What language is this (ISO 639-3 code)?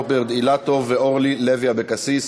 heb